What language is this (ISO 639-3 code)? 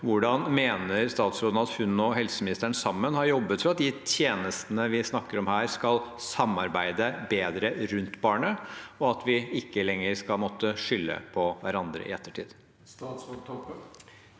nor